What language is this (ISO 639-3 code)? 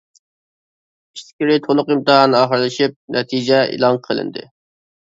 uig